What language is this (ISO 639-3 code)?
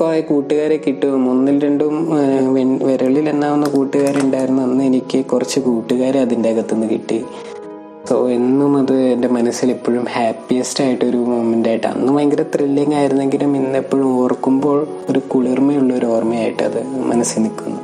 mal